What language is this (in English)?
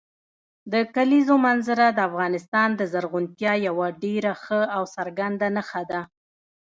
Pashto